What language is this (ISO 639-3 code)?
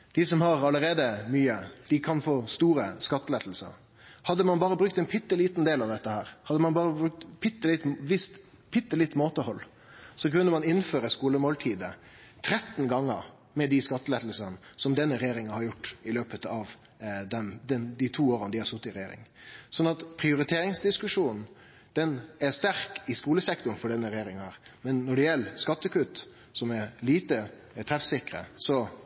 nno